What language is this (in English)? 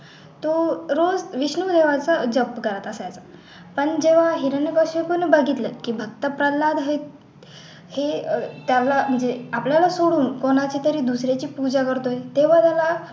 Marathi